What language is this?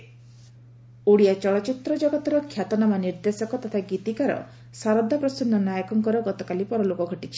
Odia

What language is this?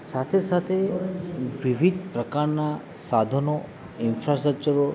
Gujarati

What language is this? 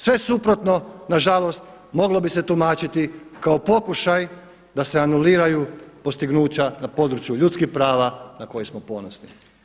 Croatian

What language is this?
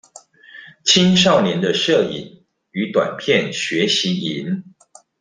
Chinese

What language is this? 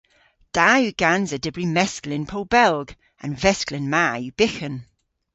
Cornish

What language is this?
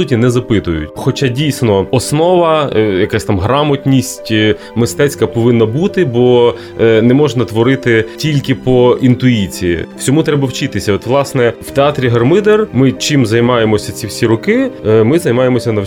Ukrainian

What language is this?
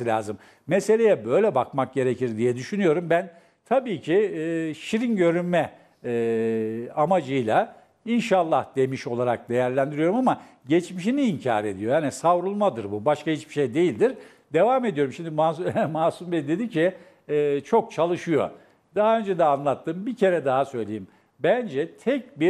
Turkish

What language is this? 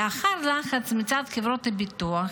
Hebrew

